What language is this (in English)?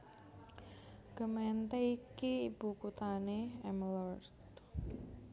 Javanese